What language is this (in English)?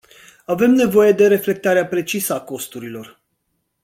Romanian